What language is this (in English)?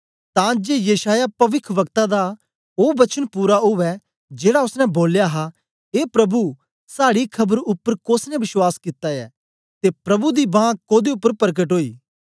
Dogri